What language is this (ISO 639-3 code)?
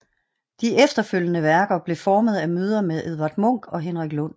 dan